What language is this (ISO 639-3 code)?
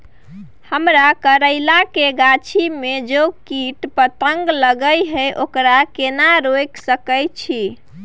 mai